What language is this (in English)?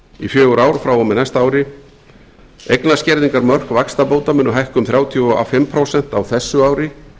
Icelandic